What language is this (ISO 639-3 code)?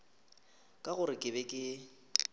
nso